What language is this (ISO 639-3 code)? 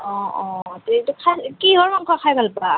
asm